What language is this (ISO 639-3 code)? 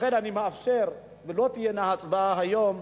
heb